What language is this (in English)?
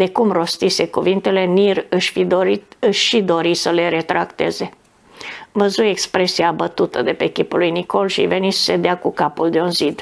Romanian